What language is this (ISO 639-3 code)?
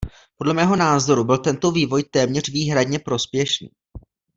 ces